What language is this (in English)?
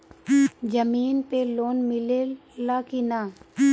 Bhojpuri